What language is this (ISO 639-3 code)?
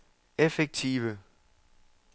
dan